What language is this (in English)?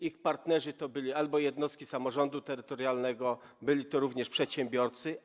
Polish